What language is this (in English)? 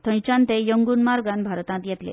Konkani